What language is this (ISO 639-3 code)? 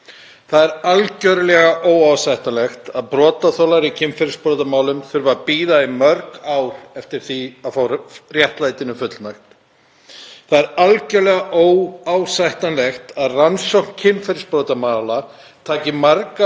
isl